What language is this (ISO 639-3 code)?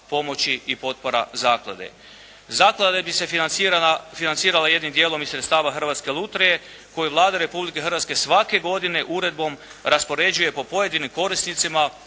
hrv